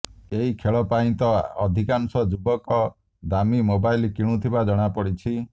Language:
Odia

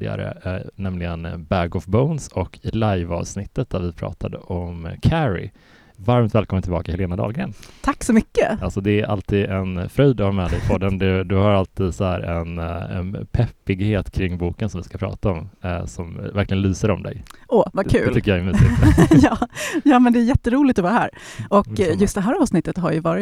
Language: Swedish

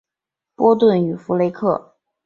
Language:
Chinese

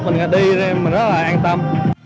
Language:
Vietnamese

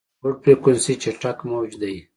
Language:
Pashto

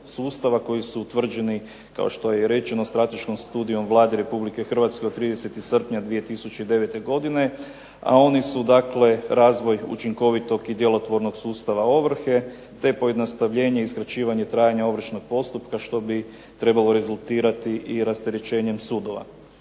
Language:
Croatian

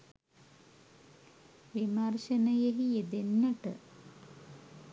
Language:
Sinhala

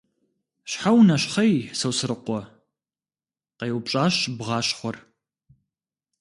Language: Kabardian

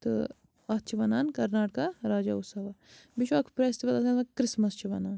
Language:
Kashmiri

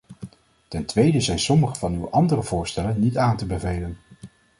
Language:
Dutch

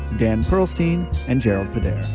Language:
English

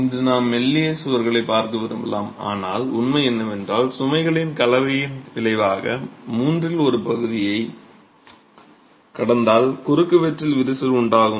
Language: Tamil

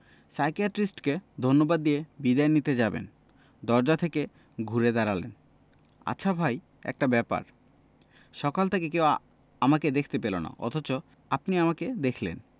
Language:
Bangla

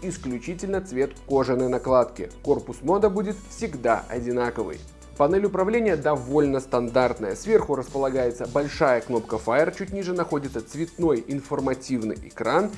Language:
Russian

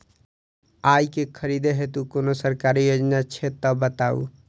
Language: Maithili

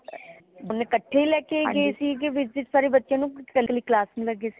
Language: Punjabi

